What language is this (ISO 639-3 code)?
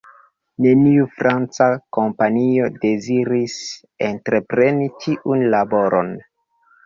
epo